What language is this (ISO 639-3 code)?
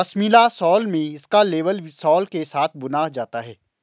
hin